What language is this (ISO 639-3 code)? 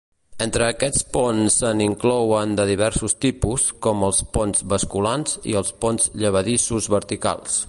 cat